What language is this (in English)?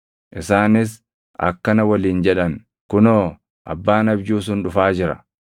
Oromo